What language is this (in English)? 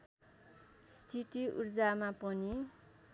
Nepali